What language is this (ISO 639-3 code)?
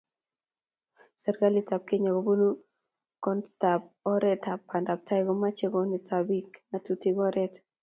kln